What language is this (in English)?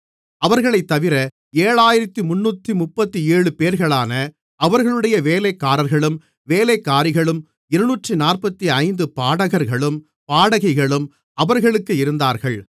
Tamil